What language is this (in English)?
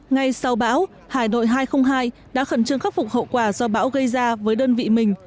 Vietnamese